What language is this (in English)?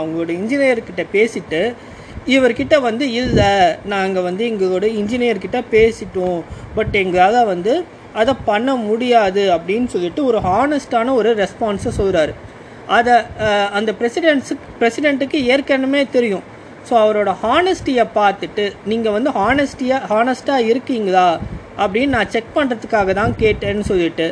Tamil